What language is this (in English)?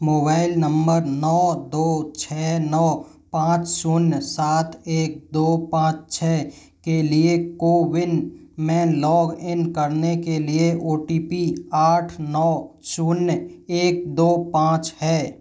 Hindi